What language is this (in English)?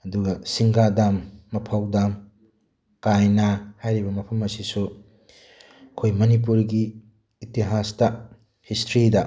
Manipuri